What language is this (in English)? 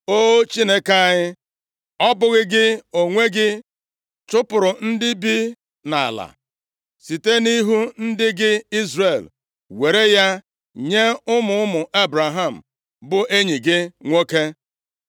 Igbo